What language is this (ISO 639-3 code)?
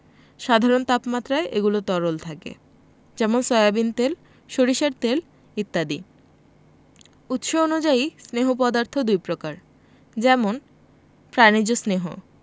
ben